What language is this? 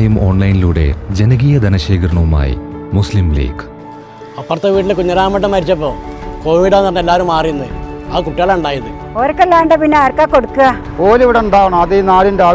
Korean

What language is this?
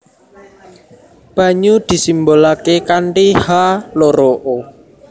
Javanese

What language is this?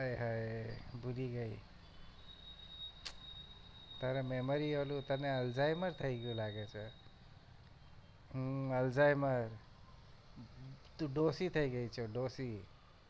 Gujarati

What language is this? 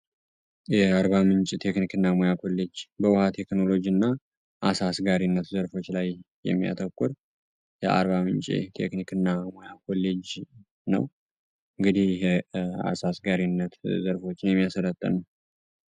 Amharic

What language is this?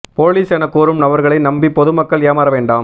Tamil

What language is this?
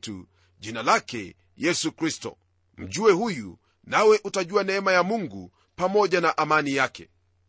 Swahili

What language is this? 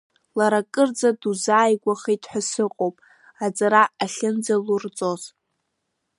Abkhazian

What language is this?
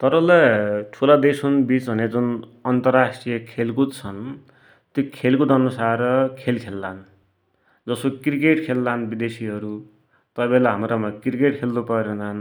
Dotyali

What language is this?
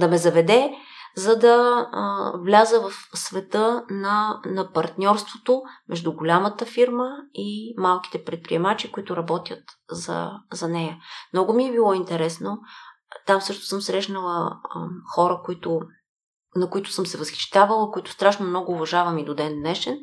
Bulgarian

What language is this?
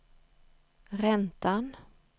Swedish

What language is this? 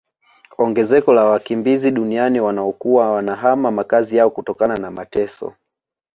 Swahili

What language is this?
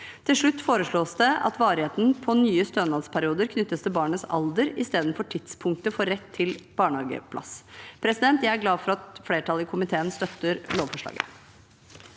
Norwegian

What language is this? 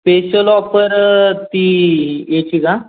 Marathi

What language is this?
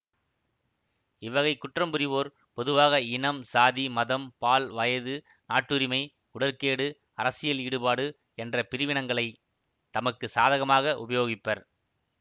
Tamil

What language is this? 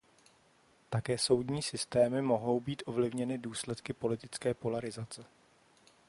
Czech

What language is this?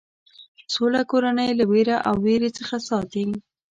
Pashto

